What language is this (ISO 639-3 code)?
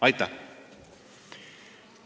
est